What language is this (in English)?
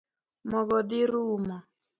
Luo (Kenya and Tanzania)